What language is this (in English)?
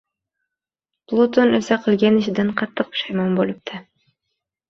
Uzbek